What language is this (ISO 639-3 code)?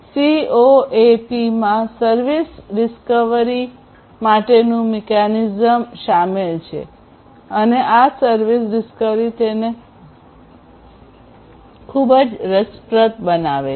guj